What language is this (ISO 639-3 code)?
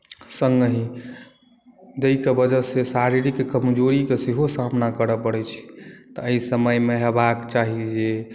mai